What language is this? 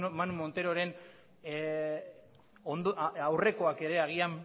Basque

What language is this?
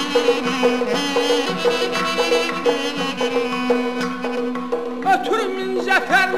Turkish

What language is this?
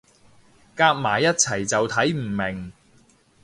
Cantonese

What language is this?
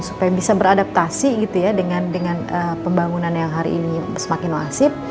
Indonesian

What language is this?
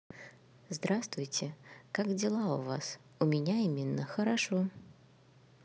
Russian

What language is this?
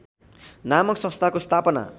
Nepali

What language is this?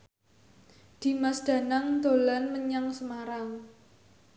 Javanese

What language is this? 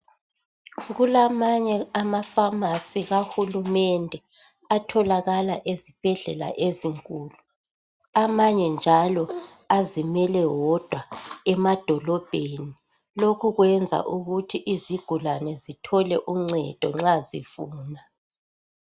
North Ndebele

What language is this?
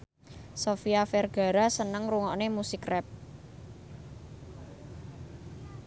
Javanese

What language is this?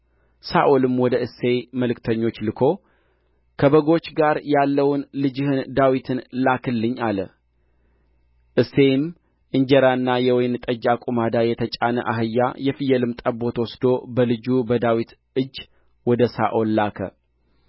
Amharic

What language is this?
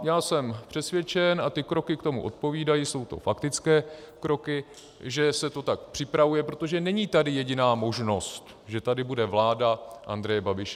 Czech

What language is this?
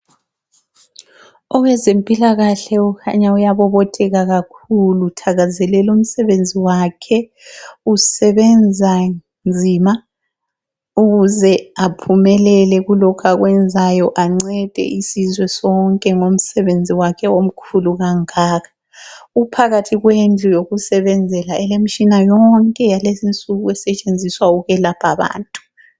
North Ndebele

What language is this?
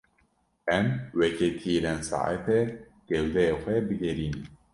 Kurdish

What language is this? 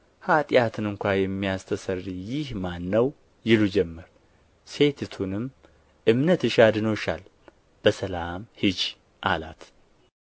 Amharic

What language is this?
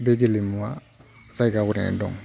Bodo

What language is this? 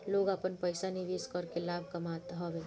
Bhojpuri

